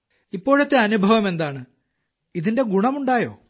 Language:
Malayalam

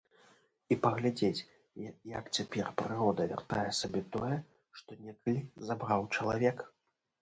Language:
Belarusian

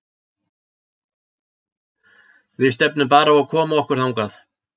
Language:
Icelandic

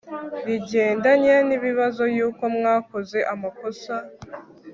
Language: Kinyarwanda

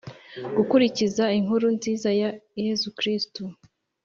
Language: Kinyarwanda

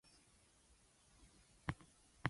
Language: English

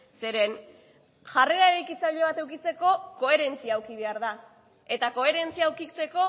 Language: Basque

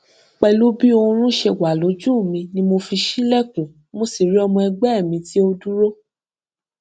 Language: Yoruba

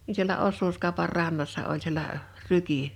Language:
Finnish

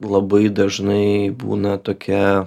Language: Lithuanian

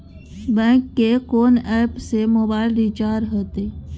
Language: Maithili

